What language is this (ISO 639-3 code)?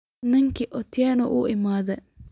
som